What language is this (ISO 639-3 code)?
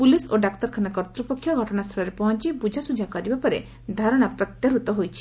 ori